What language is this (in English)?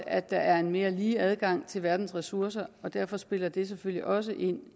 Danish